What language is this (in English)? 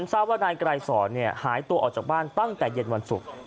Thai